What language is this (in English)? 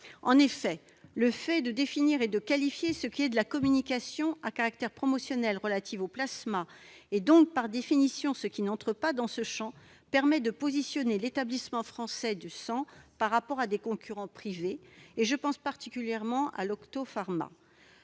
French